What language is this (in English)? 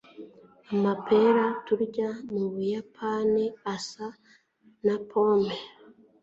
Kinyarwanda